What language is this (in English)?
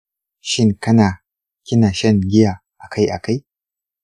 Hausa